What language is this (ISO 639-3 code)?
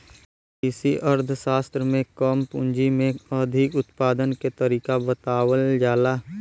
bho